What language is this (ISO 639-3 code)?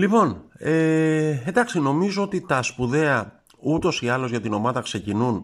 ell